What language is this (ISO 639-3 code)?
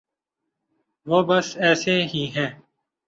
urd